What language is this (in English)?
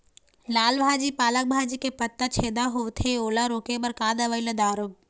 Chhattisgarhi